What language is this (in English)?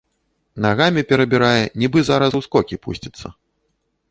Belarusian